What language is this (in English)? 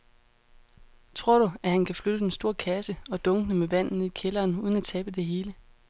Danish